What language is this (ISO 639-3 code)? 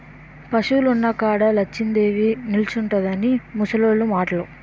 tel